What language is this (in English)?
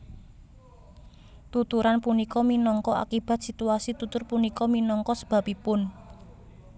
Javanese